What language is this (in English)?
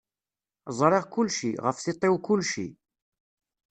Kabyle